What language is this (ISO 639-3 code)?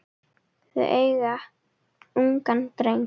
isl